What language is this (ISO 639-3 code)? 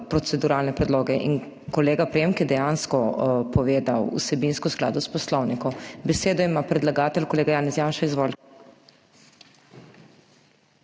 slv